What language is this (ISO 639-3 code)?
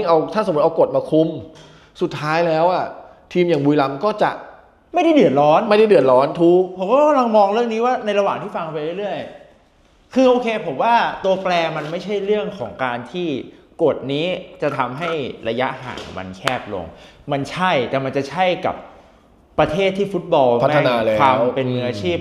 tha